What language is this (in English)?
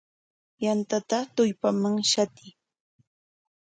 Corongo Ancash Quechua